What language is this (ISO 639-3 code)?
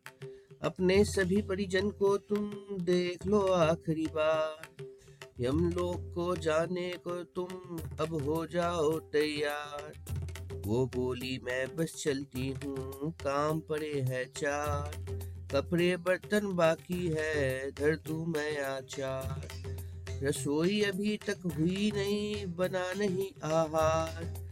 hin